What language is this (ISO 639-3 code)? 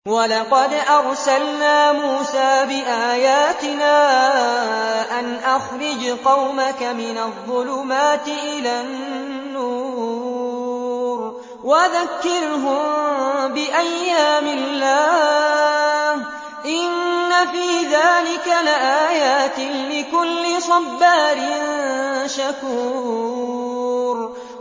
ara